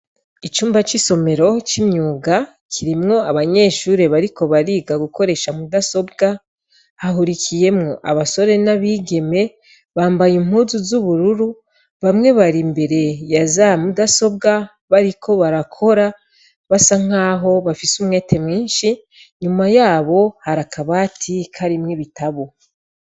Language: Rundi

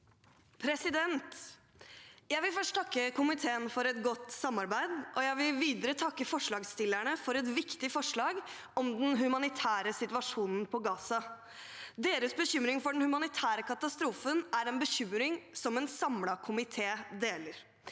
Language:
Norwegian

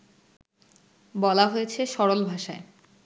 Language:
Bangla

